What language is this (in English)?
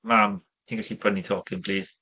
Welsh